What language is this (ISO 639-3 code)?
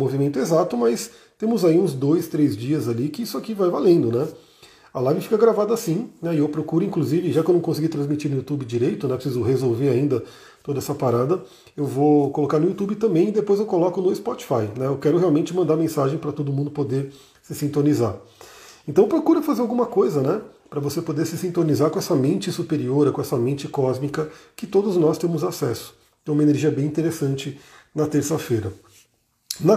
por